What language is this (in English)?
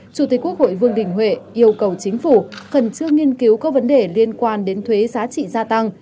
Vietnamese